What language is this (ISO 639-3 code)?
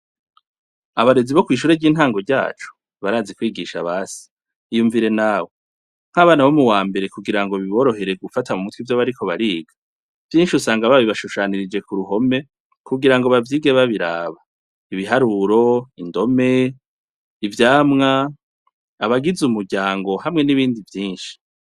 run